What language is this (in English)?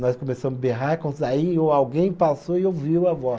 Portuguese